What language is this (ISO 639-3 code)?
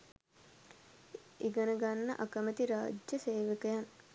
sin